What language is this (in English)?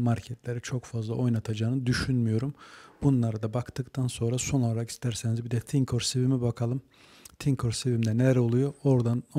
Turkish